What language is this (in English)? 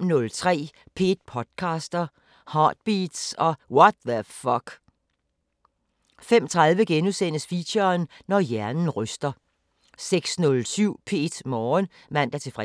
Danish